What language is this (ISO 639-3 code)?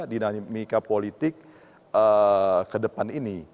ind